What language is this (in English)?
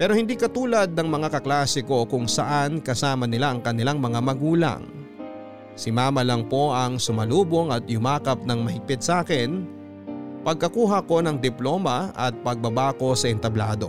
Filipino